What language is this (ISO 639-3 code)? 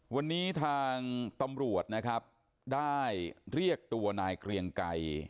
tha